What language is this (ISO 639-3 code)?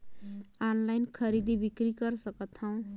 hne